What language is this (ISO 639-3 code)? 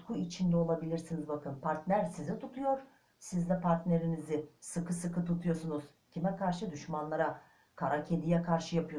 tur